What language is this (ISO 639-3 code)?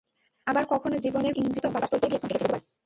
ben